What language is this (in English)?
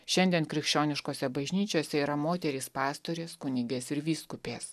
Lithuanian